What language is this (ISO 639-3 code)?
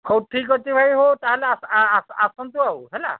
ori